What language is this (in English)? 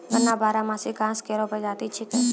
Maithili